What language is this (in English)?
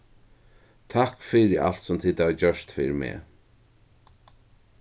Faroese